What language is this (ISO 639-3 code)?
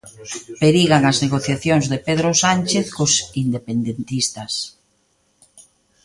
glg